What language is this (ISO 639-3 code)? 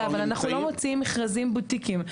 heb